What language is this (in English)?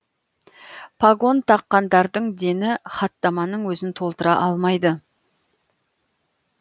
Kazakh